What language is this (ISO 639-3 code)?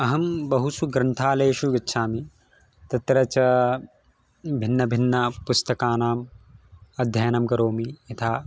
san